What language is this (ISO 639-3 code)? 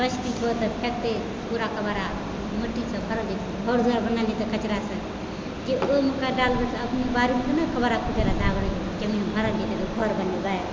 mai